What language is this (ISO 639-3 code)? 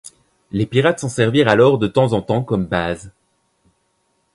fra